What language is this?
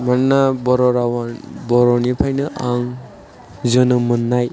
Bodo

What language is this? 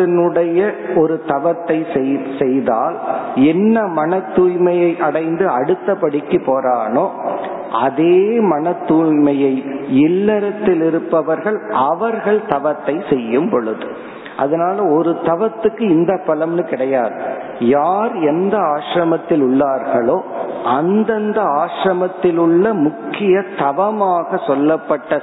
Tamil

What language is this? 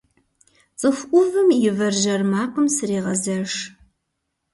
Kabardian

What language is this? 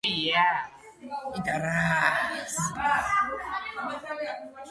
Georgian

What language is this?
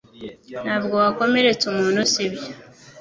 Kinyarwanda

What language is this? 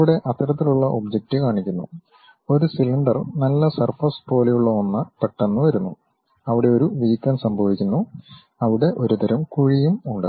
Malayalam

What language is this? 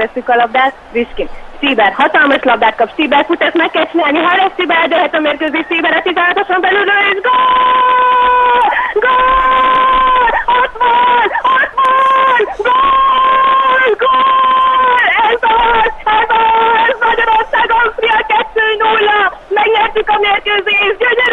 Hungarian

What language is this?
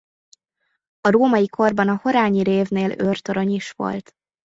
Hungarian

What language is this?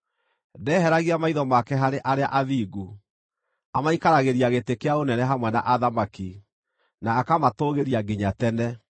Kikuyu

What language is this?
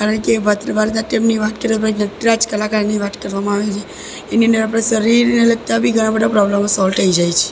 Gujarati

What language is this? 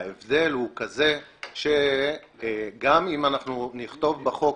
Hebrew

